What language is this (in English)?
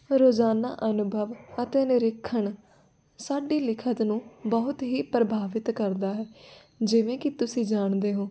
Punjabi